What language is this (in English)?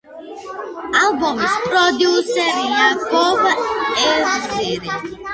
Georgian